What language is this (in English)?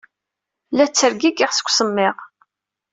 Kabyle